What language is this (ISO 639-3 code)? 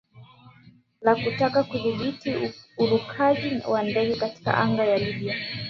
swa